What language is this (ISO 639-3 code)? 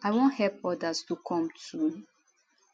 pcm